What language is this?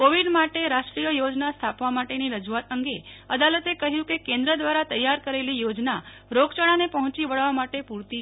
Gujarati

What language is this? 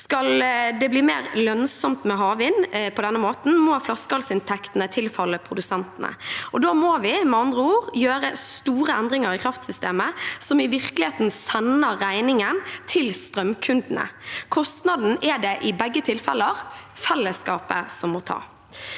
Norwegian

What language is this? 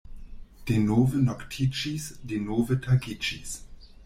Esperanto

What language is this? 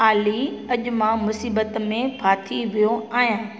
Sindhi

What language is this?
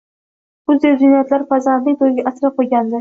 Uzbek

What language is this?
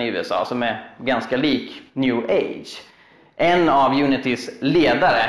Swedish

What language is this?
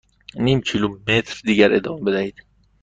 Persian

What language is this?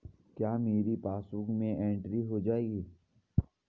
Hindi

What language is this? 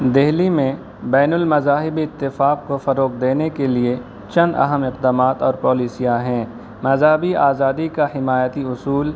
Urdu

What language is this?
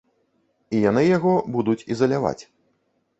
Belarusian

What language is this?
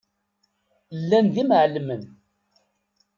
Kabyle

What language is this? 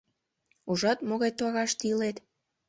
Mari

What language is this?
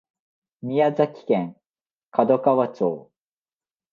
Japanese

